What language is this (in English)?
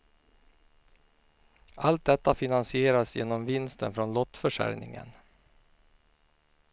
Swedish